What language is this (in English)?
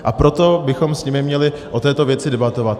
Czech